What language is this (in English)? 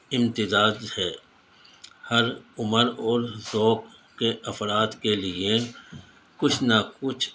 Urdu